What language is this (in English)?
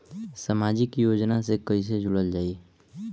Bhojpuri